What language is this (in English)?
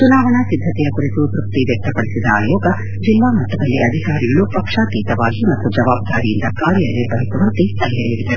Kannada